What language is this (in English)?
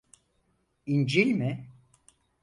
Turkish